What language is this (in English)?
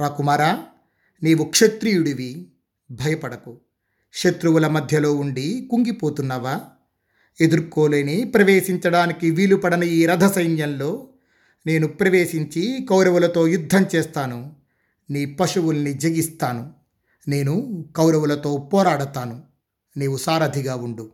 Telugu